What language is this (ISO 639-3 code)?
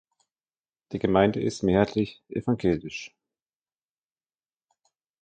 deu